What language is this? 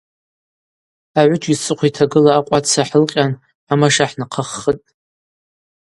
Abaza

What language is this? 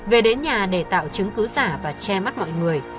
Vietnamese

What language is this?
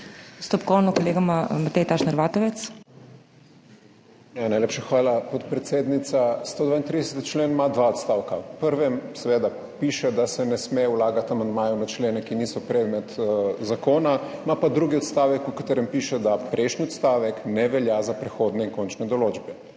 Slovenian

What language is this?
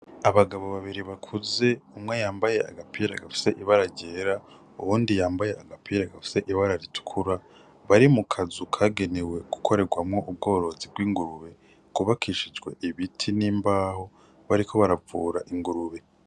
Rundi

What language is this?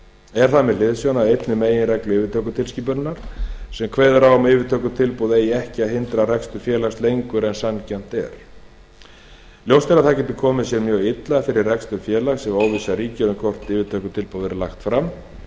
Icelandic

